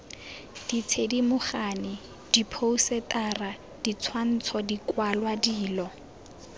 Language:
Tswana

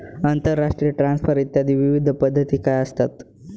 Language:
Marathi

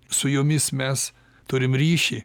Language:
Lithuanian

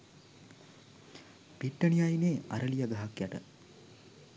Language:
Sinhala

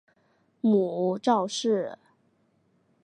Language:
Chinese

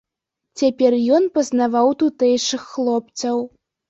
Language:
Belarusian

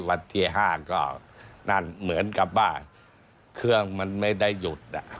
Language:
Thai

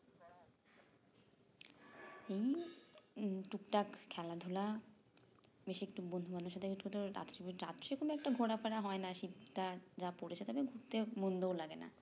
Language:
Bangla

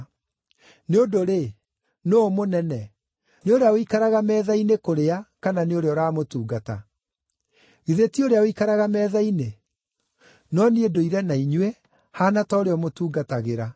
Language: Kikuyu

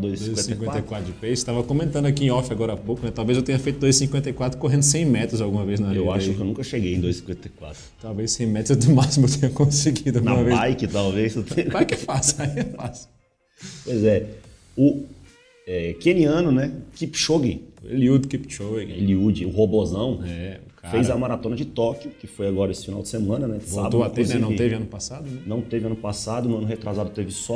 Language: Portuguese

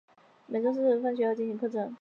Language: Chinese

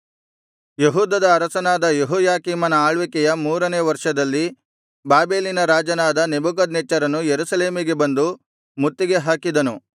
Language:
Kannada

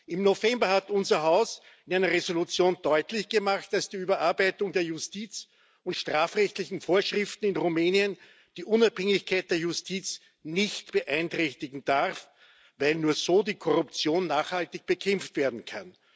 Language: German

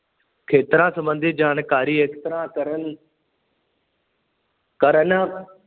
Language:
Punjabi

